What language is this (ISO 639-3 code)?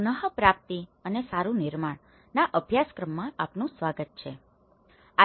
guj